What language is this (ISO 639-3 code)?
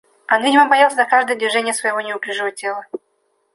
rus